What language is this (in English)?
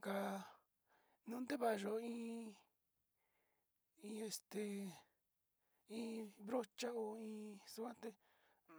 Sinicahua Mixtec